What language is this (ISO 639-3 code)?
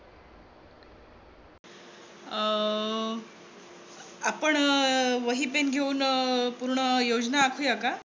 mar